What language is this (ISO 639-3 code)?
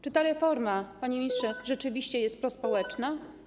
pol